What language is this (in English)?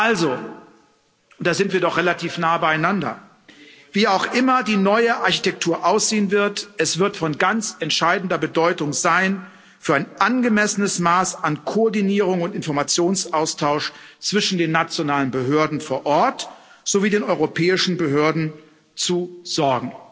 German